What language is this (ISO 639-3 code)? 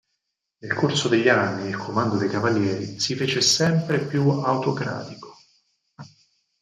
ita